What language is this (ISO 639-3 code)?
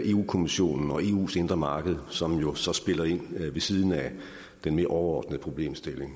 dan